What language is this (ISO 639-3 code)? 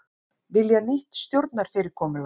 isl